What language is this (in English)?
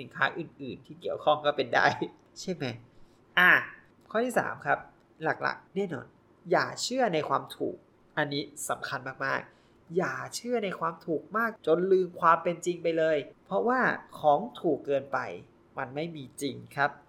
Thai